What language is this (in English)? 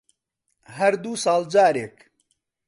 Central Kurdish